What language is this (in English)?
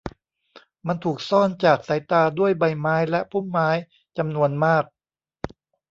Thai